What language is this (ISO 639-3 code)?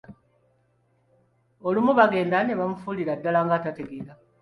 lug